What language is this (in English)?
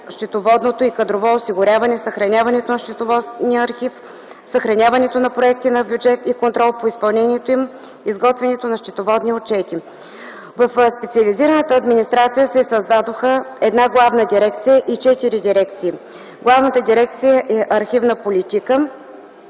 Bulgarian